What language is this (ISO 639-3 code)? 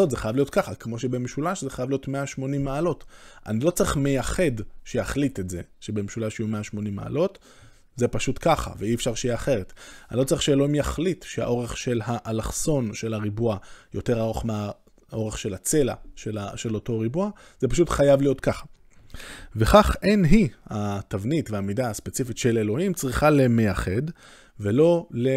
heb